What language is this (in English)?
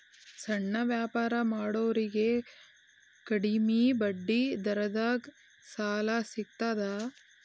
Kannada